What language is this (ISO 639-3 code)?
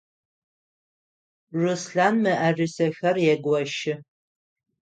ady